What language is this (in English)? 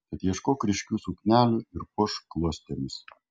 Lithuanian